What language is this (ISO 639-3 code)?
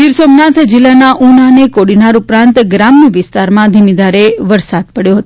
guj